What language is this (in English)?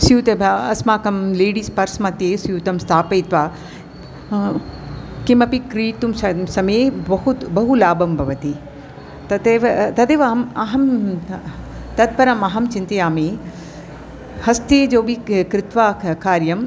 Sanskrit